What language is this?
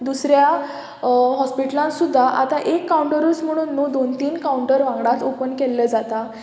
Konkani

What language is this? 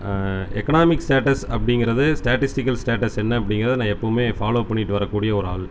Tamil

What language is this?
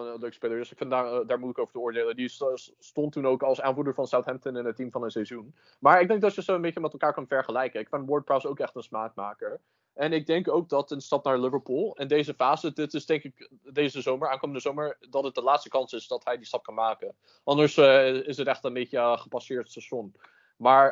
Dutch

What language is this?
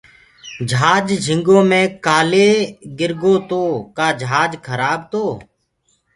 Gurgula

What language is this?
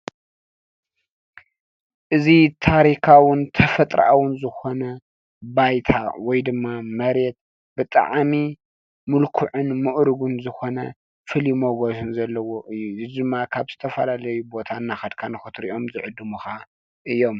Tigrinya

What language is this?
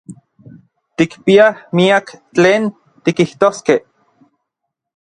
Orizaba Nahuatl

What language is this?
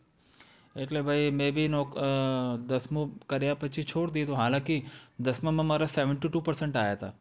Gujarati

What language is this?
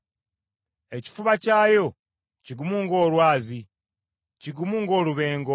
Ganda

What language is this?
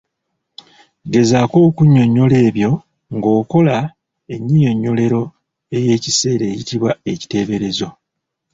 Ganda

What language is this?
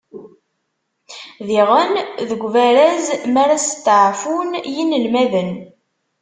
Kabyle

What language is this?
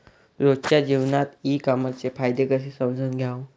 Marathi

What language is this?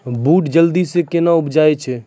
Maithili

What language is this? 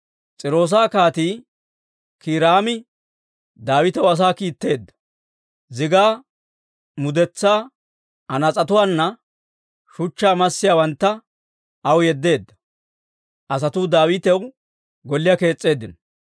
Dawro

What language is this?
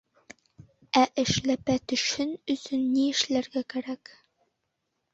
Bashkir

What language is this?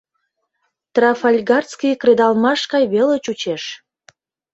Mari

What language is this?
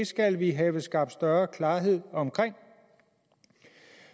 Danish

